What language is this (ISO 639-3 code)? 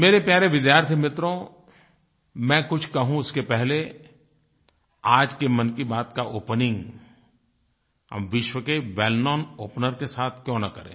hin